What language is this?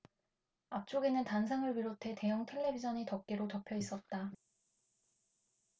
Korean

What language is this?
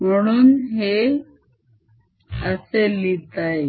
Marathi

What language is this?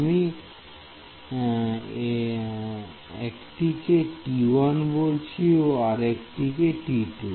Bangla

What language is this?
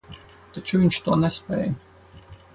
Latvian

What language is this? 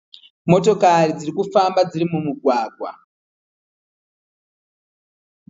Shona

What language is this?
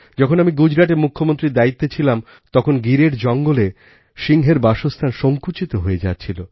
Bangla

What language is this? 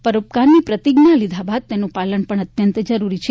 Gujarati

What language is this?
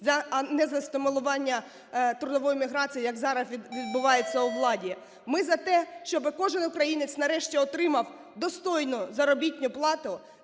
Ukrainian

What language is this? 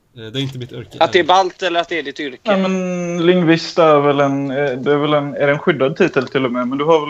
Swedish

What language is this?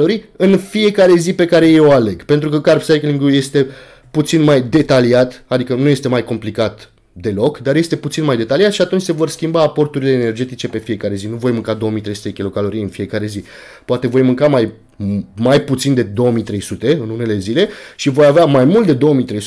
Romanian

